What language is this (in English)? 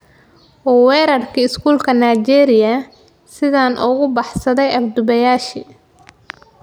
Somali